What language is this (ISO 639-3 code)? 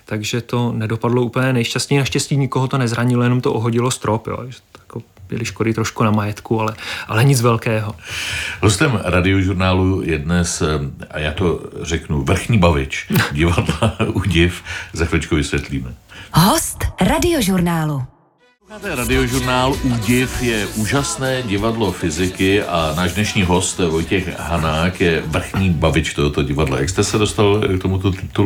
ces